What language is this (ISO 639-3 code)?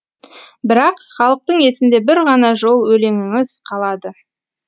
kaz